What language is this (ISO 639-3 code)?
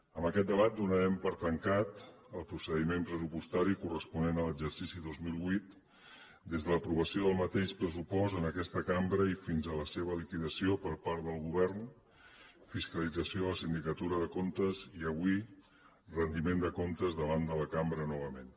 cat